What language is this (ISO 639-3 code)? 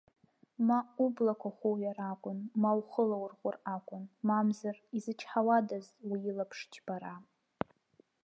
abk